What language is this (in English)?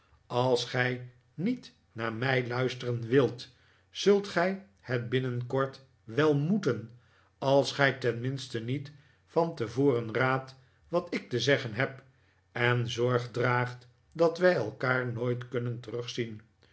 Dutch